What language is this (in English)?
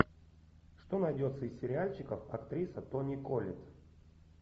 Russian